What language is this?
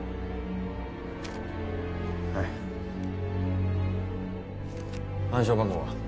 Japanese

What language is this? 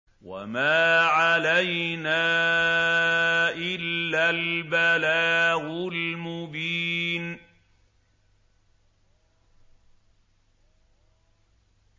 Arabic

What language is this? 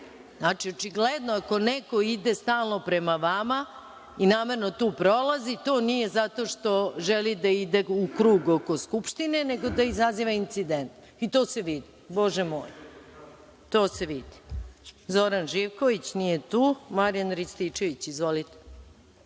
Serbian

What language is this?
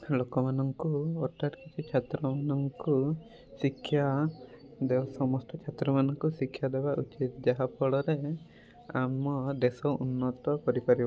Odia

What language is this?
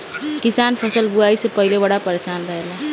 Bhojpuri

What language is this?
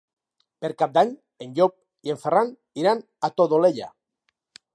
Catalan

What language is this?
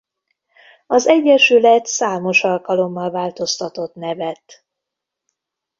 Hungarian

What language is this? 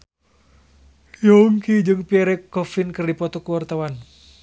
Sundanese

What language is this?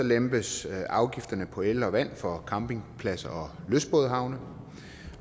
Danish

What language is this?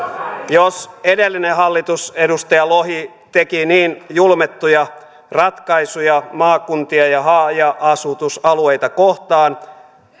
Finnish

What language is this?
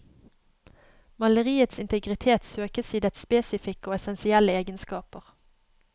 Norwegian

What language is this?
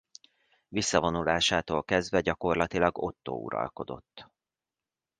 Hungarian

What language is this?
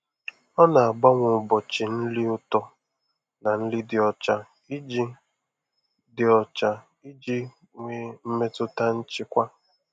Igbo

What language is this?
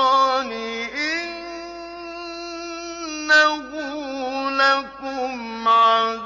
Arabic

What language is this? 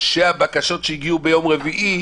Hebrew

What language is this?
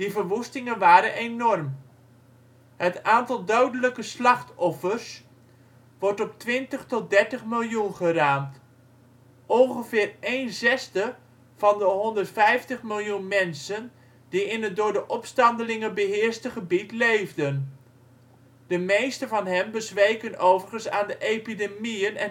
Dutch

